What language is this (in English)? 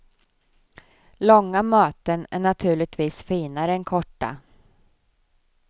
Swedish